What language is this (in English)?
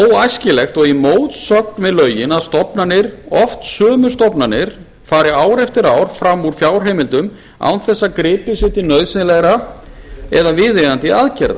Icelandic